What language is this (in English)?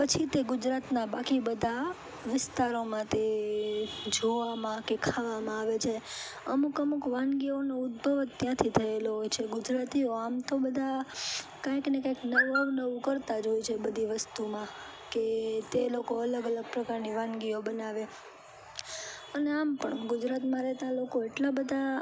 Gujarati